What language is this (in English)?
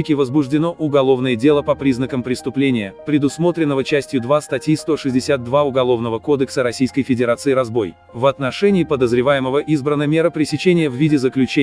Russian